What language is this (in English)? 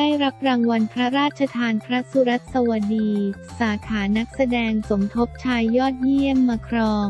Thai